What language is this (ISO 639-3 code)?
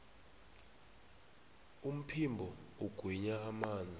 nbl